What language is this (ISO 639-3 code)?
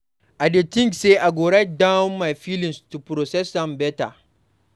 pcm